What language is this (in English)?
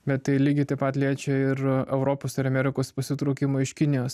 Lithuanian